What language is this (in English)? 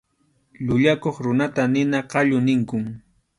Arequipa-La Unión Quechua